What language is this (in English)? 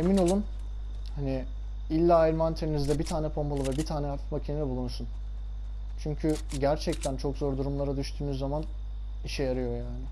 Turkish